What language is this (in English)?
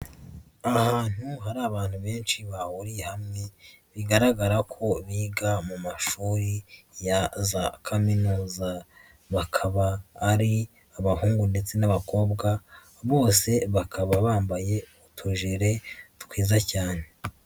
Kinyarwanda